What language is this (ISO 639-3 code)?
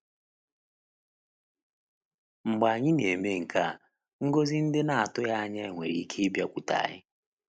ibo